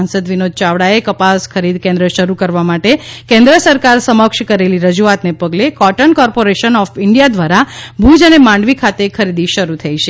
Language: Gujarati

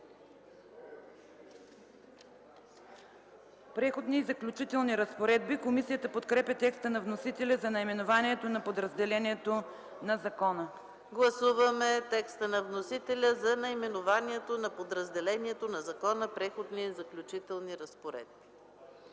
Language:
Bulgarian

